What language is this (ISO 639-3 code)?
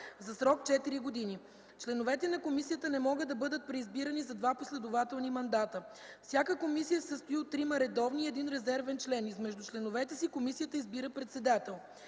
bul